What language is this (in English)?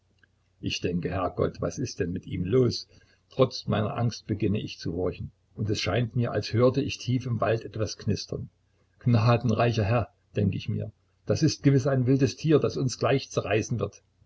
German